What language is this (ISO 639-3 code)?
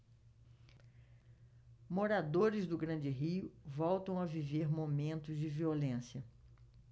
por